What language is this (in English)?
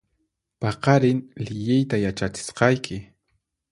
Puno Quechua